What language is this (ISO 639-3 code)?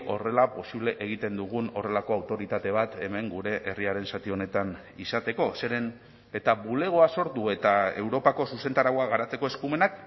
eus